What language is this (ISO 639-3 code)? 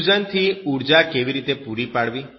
guj